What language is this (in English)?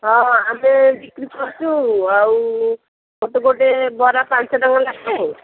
Odia